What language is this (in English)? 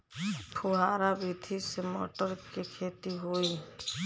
Bhojpuri